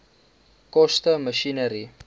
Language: Afrikaans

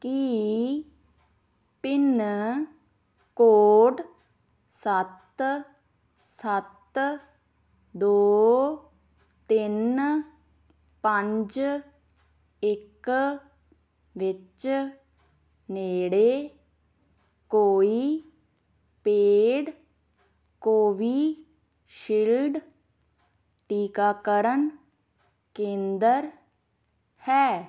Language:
Punjabi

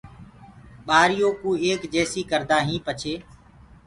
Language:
Gurgula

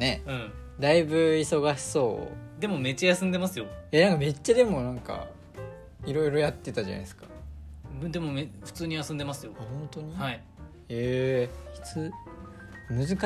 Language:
Japanese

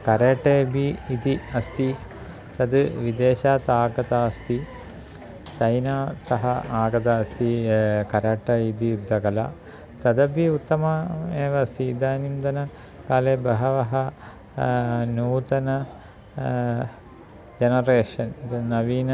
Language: Sanskrit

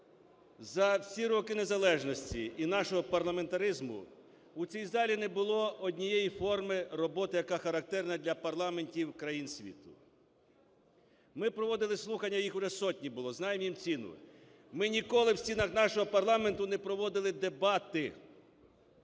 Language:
Ukrainian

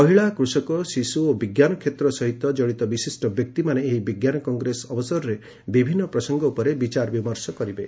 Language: Odia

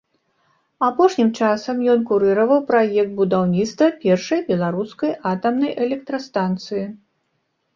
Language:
Belarusian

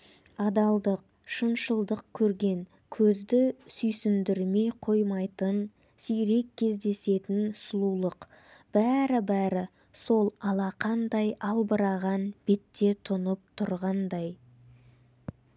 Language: Kazakh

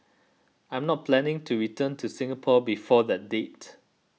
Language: English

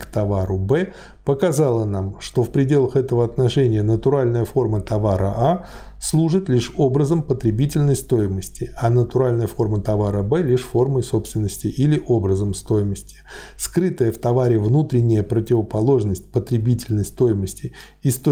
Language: Russian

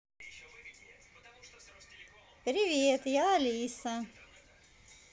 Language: Russian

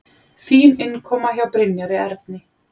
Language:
Icelandic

